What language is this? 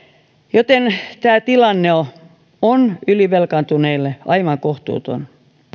Finnish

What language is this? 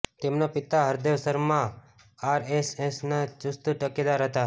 Gujarati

